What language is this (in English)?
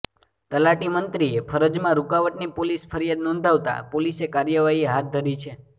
Gujarati